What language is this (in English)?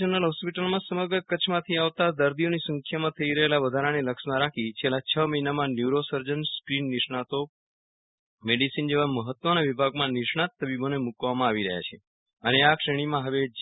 Gujarati